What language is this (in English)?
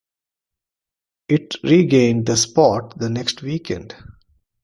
English